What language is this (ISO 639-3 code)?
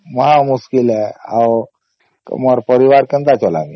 ori